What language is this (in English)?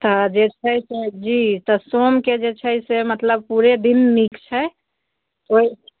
Maithili